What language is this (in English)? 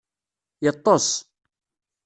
Kabyle